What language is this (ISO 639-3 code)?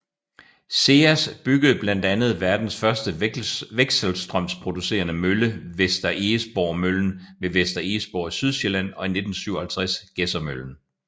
dan